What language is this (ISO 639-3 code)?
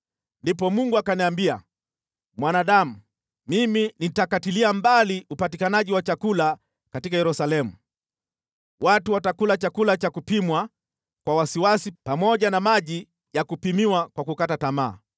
swa